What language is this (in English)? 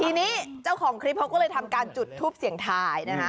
Thai